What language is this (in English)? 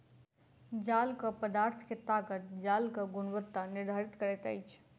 Maithili